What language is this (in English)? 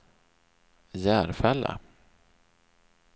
Swedish